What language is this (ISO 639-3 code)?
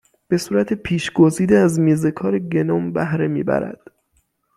fas